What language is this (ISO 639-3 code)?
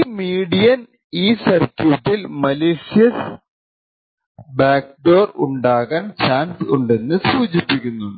mal